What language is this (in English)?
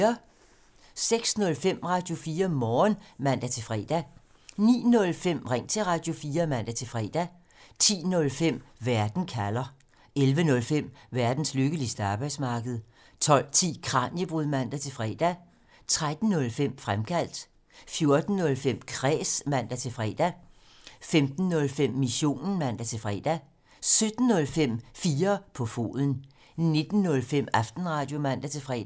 Danish